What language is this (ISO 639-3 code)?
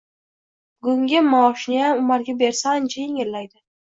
uzb